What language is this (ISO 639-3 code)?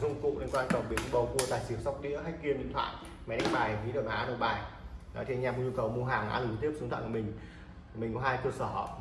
vie